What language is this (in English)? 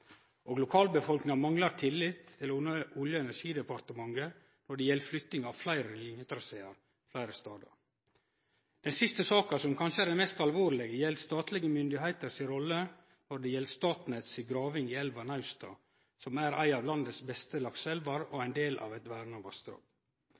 Norwegian Nynorsk